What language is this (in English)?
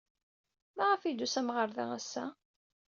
Kabyle